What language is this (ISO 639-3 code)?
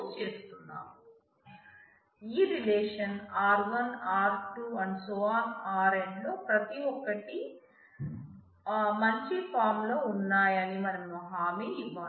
tel